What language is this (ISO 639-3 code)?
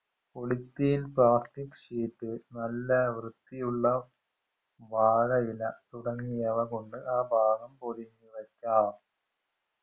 mal